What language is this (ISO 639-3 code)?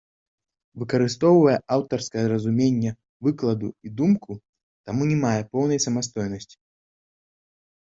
bel